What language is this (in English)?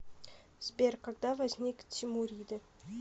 Russian